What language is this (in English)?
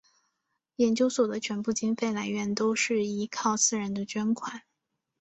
Chinese